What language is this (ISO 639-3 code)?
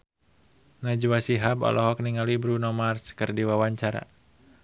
sun